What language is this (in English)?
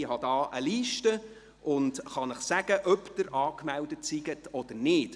Swiss German